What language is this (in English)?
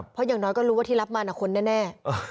Thai